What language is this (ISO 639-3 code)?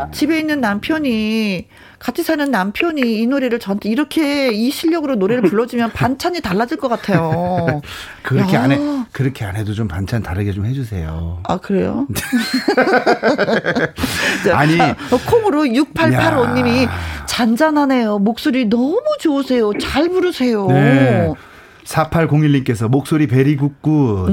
kor